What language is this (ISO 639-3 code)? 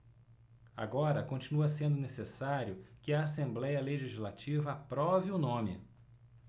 por